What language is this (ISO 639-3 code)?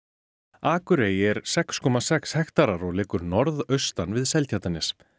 isl